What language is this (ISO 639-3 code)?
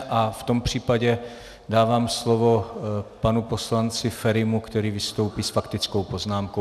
ces